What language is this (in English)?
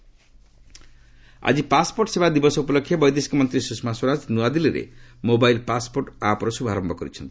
Odia